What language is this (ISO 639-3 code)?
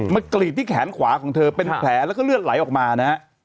tha